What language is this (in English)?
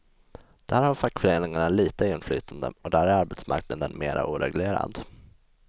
Swedish